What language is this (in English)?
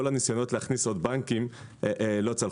Hebrew